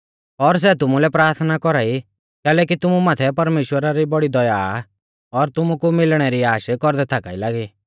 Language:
Mahasu Pahari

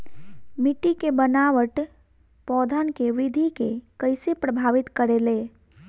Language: Bhojpuri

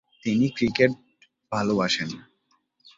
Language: Bangla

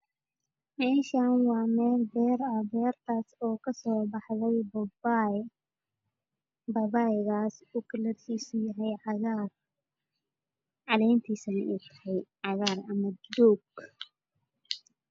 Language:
Somali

